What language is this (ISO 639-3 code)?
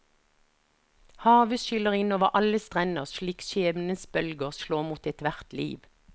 nor